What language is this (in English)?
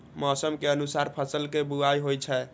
Maithili